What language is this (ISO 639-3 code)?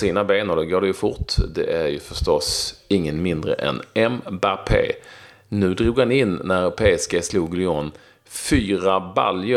swe